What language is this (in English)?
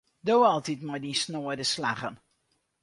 Western Frisian